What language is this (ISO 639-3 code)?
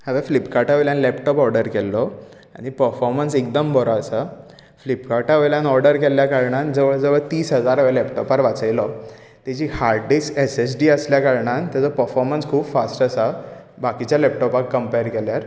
kok